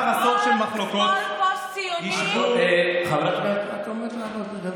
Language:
Hebrew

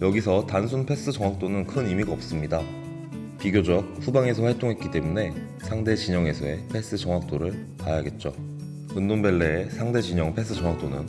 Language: Korean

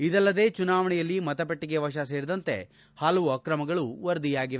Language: Kannada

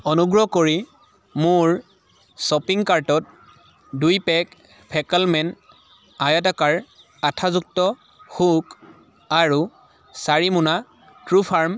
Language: Assamese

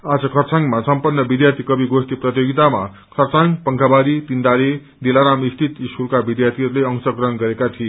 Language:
Nepali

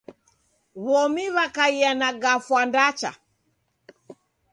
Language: Taita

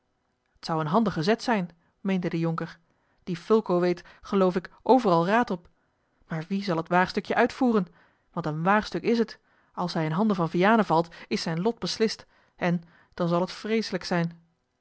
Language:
Dutch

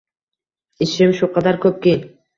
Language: Uzbek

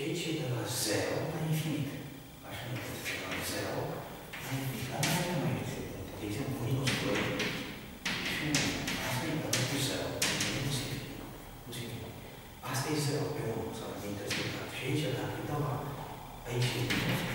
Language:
Romanian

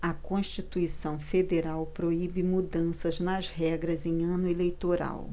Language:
Portuguese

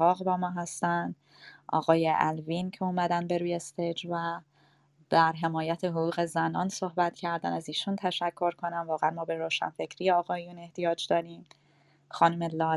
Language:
Persian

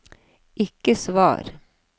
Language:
Norwegian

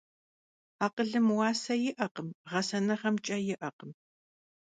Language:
Kabardian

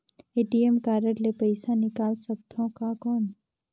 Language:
Chhattisgarhi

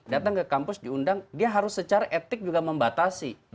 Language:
Indonesian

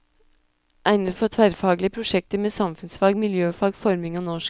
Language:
Norwegian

